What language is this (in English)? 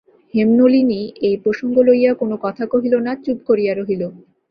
Bangla